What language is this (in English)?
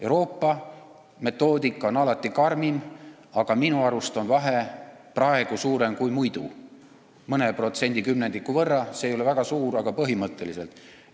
Estonian